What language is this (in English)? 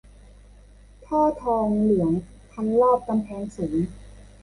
Thai